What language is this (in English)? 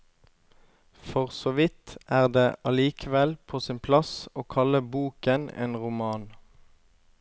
Norwegian